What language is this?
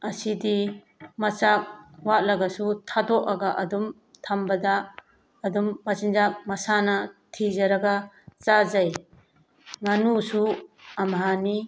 Manipuri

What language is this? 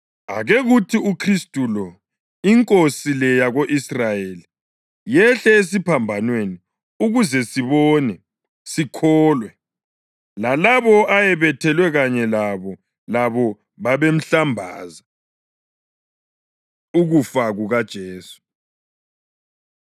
North Ndebele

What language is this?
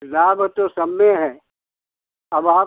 Hindi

